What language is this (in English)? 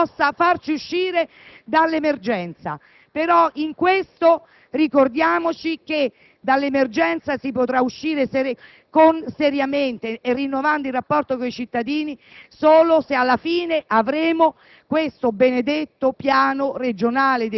Italian